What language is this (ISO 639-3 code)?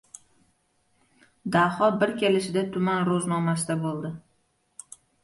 uzb